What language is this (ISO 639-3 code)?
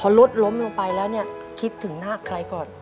tha